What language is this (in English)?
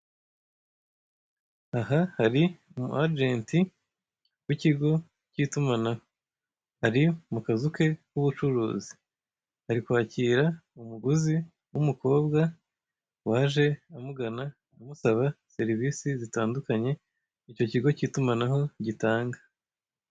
Kinyarwanda